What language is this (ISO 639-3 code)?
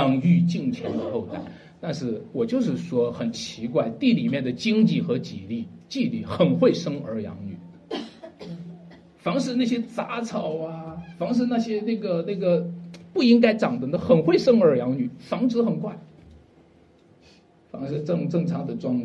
zho